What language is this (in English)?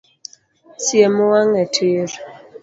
Luo (Kenya and Tanzania)